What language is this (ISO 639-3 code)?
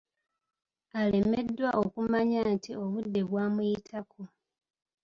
lug